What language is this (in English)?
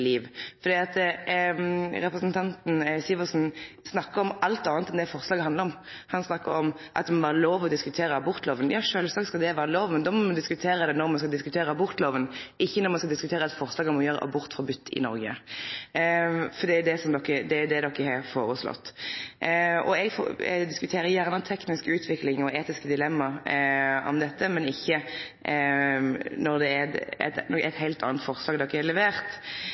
Norwegian Nynorsk